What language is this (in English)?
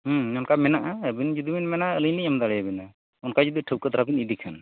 Santali